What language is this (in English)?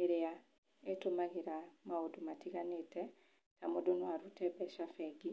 Kikuyu